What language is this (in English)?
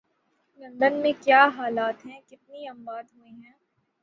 Urdu